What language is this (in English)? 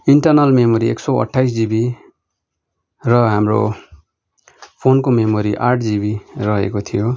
Nepali